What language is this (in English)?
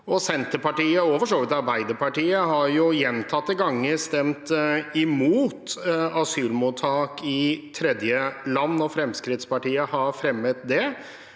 Norwegian